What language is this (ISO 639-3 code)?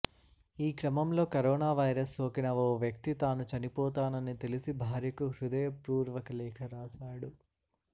tel